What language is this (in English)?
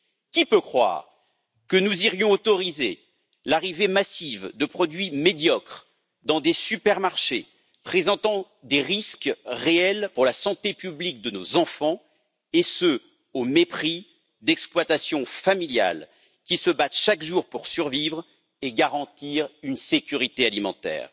French